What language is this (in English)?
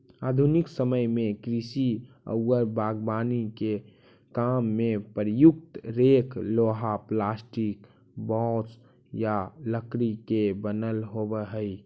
Magahi